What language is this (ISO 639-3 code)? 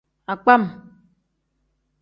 kdh